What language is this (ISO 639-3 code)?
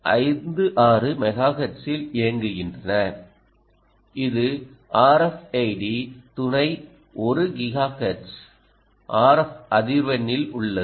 tam